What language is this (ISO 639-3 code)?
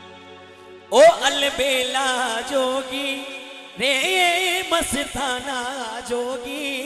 hin